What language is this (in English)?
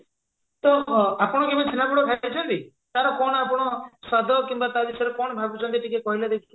Odia